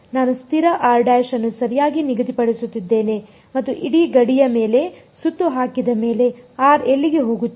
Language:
Kannada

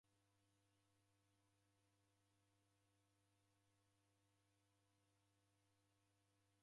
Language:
Taita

